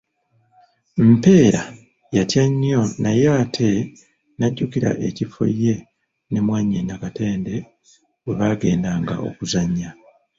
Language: Ganda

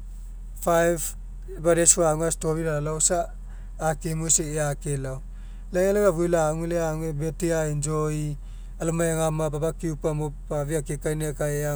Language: Mekeo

